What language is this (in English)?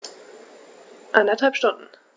German